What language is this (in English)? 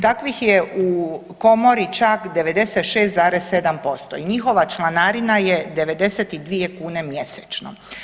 Croatian